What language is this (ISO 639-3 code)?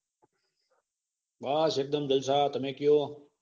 guj